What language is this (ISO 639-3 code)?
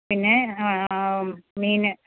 mal